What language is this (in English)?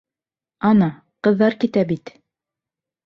Bashkir